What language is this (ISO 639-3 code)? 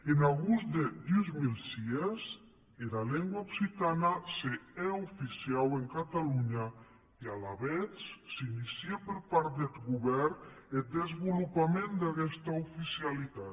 cat